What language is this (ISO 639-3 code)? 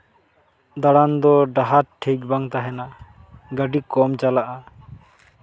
sat